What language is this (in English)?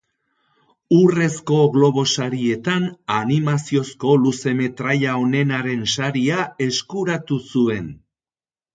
Basque